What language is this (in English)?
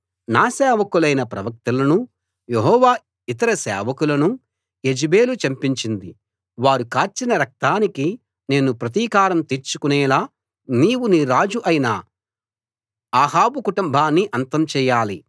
Telugu